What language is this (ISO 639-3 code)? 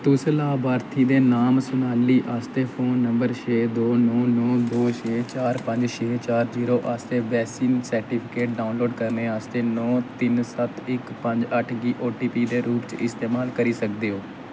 doi